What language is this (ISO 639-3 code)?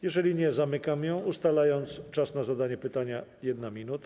pol